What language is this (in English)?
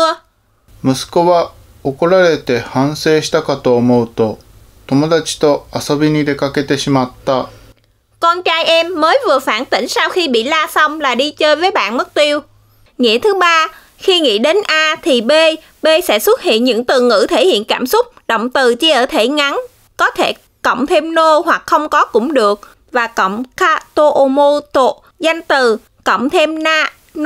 Vietnamese